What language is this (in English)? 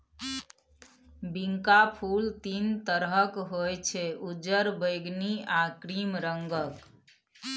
Maithili